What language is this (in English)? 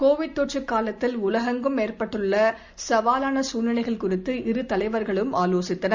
Tamil